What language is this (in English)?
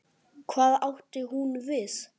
Icelandic